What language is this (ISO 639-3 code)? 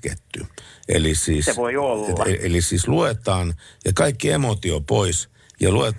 fin